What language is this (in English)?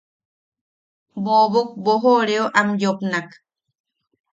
Yaqui